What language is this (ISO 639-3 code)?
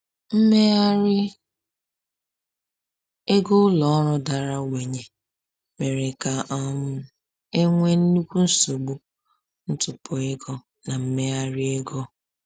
ibo